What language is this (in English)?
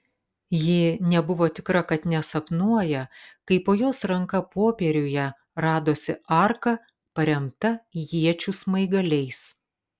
Lithuanian